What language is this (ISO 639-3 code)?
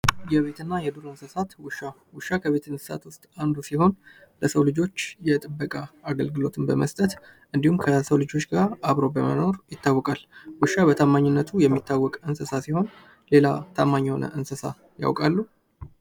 amh